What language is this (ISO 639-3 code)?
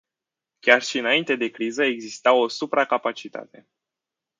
ron